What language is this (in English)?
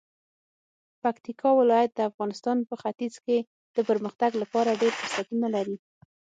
Pashto